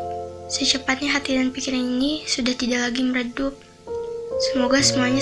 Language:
Indonesian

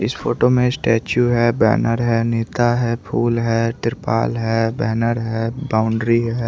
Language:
Hindi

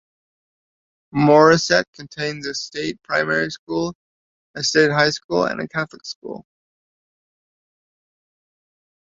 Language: English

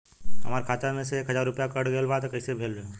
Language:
Bhojpuri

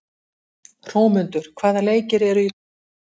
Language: Icelandic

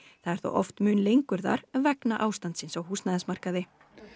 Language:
Icelandic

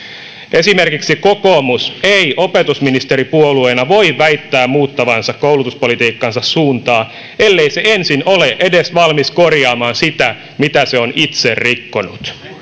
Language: Finnish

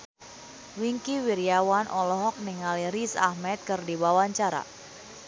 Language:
Sundanese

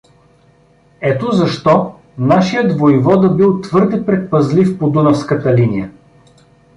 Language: Bulgarian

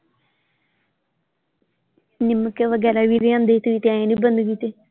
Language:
Punjabi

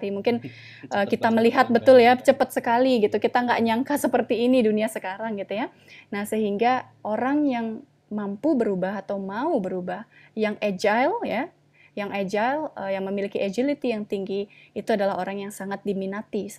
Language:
Indonesian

